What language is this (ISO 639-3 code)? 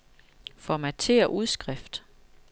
dan